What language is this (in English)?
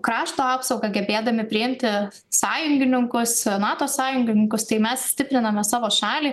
Lithuanian